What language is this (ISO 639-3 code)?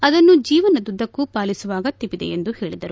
kan